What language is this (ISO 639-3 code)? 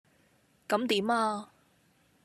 yue